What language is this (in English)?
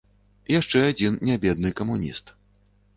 Belarusian